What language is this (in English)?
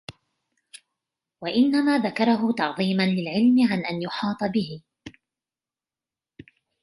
Arabic